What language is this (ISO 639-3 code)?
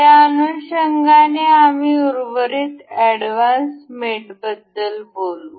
mar